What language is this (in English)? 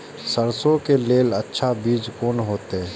Maithili